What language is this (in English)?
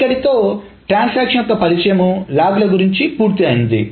Telugu